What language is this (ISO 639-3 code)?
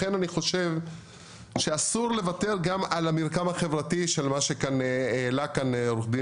heb